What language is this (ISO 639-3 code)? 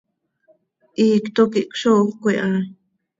sei